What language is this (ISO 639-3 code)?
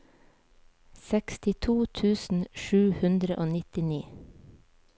nor